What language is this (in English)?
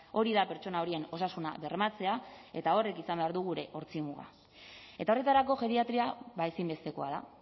Basque